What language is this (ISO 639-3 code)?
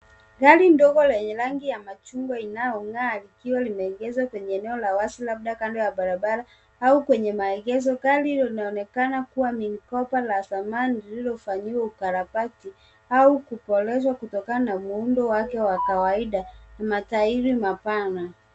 swa